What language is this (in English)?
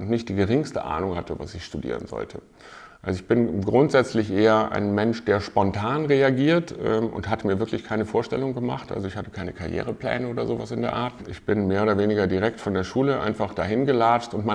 German